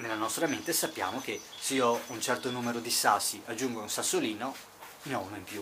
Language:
Italian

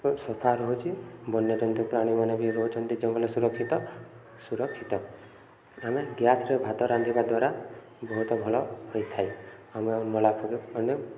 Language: Odia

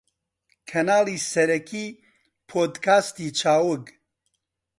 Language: Central Kurdish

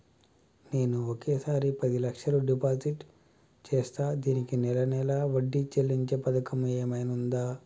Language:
Telugu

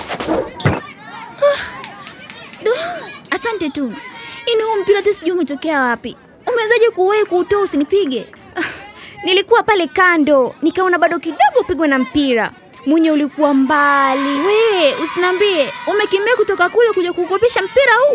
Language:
Swahili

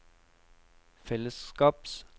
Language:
Norwegian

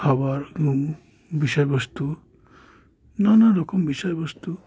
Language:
Bangla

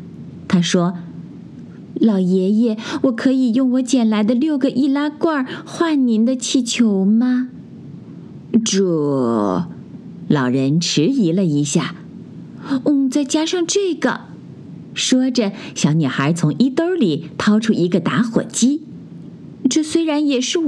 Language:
Chinese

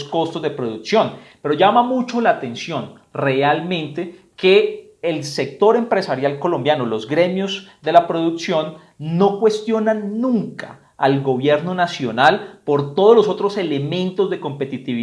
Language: Spanish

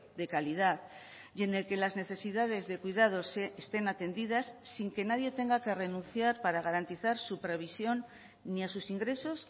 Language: Spanish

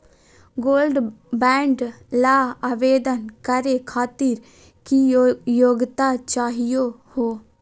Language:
Magahi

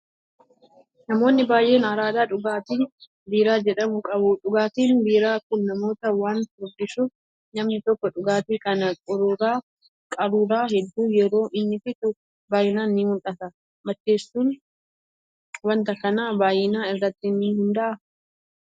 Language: Oromo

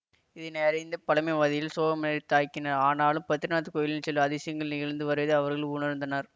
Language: Tamil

